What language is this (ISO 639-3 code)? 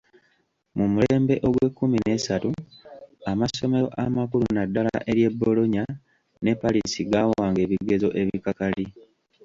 lug